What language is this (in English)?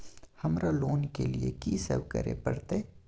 Maithili